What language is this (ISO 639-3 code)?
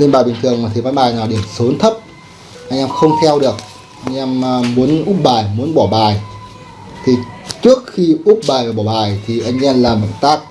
vie